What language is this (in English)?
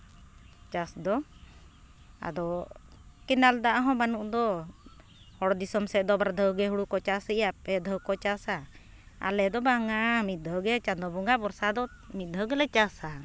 Santali